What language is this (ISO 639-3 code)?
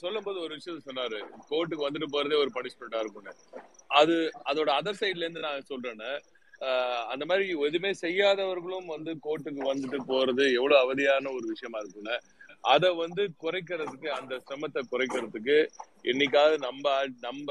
tam